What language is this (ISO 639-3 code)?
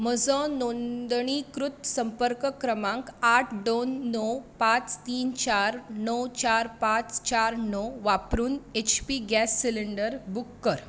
kok